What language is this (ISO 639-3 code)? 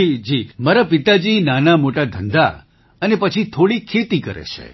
guj